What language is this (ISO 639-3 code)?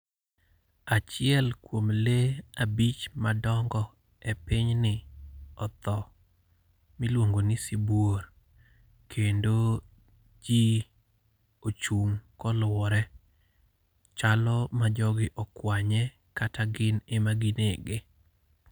luo